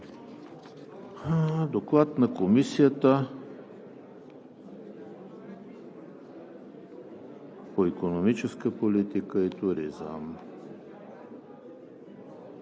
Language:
Bulgarian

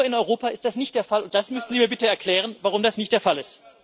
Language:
German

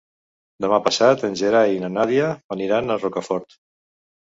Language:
Catalan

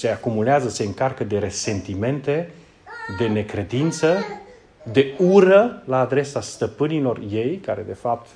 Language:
Romanian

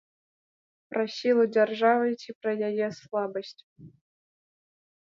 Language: Belarusian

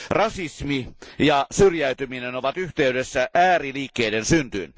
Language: Finnish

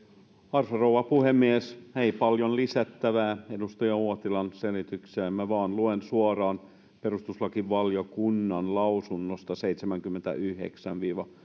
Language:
Finnish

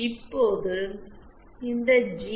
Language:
Tamil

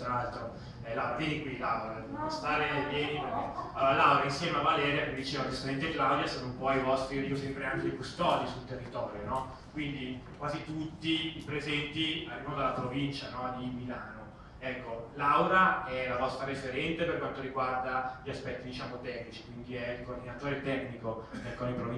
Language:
Italian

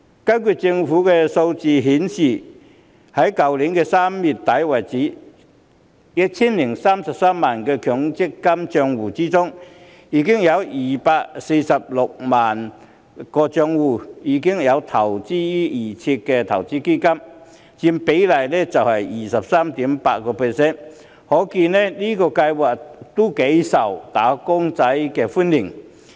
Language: Cantonese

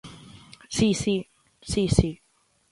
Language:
Galician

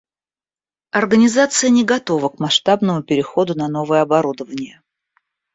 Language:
Russian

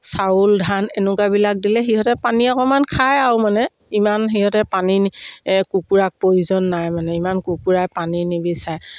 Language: Assamese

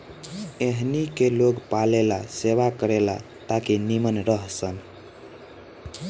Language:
Bhojpuri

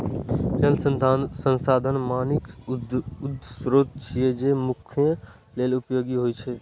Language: Maithili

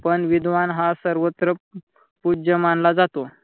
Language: Marathi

